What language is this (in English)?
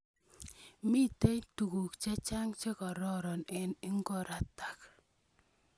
Kalenjin